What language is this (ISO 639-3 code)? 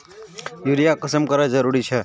mag